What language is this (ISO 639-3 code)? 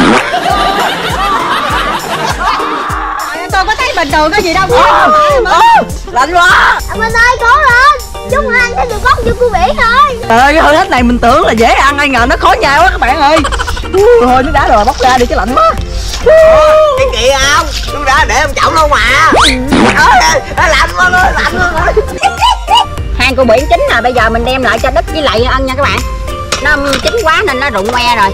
vie